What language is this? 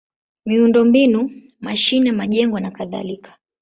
Swahili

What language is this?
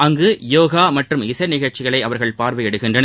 Tamil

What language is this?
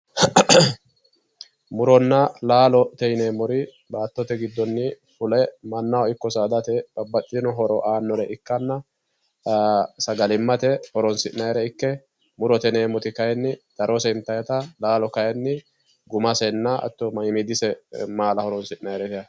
Sidamo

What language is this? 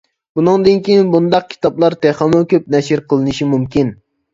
Uyghur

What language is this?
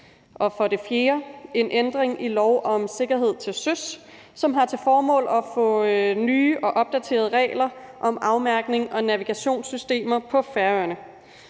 Danish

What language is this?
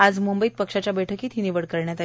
Marathi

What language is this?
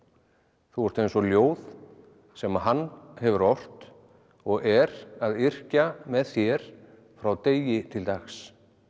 Icelandic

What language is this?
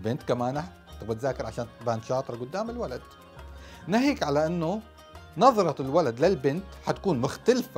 Arabic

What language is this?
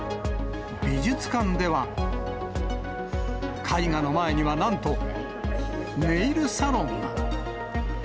Japanese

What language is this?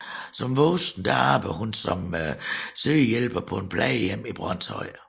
Danish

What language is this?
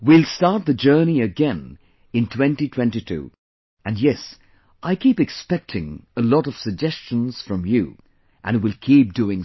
English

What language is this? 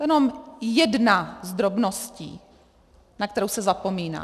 Czech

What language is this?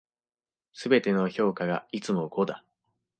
Japanese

